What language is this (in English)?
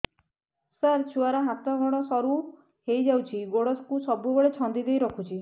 Odia